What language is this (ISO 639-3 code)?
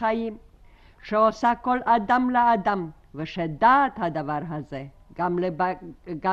heb